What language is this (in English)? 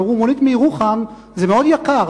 Hebrew